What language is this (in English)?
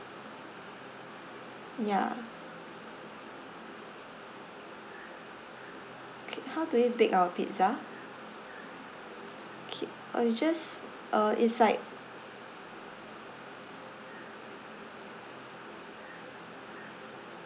English